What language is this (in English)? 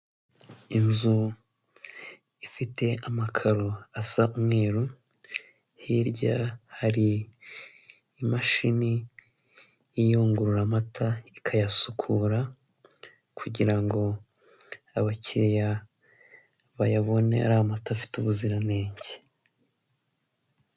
Kinyarwanda